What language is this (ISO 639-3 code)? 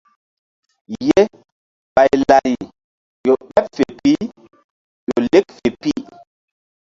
mdd